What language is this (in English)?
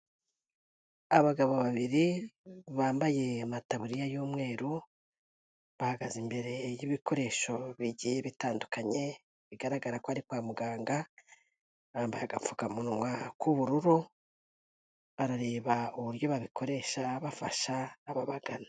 Kinyarwanda